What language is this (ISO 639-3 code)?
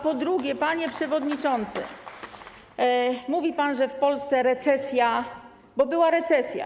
pol